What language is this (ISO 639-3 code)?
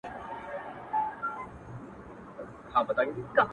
pus